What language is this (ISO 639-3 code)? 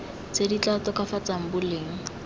tsn